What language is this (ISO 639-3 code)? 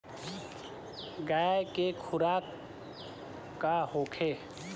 bho